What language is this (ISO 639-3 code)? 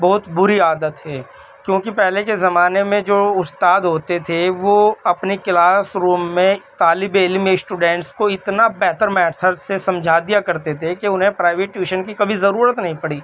urd